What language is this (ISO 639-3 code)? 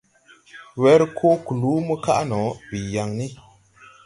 tui